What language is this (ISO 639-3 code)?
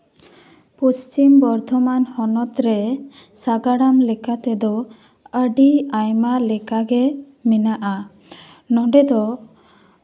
sat